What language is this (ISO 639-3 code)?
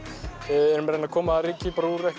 isl